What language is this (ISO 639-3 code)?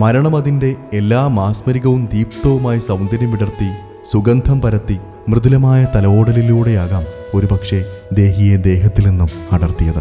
mal